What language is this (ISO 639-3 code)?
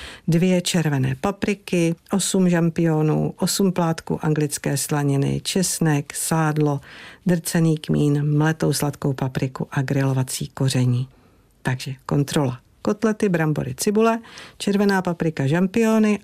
ces